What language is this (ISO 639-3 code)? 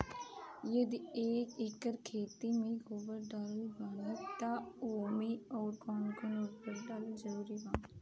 bho